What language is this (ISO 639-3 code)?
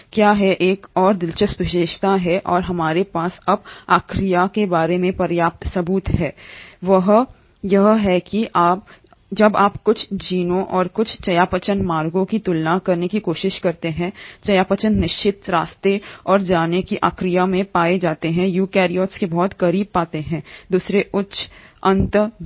hin